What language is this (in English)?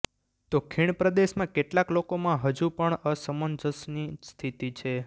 Gujarati